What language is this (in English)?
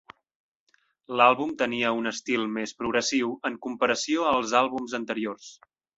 Catalan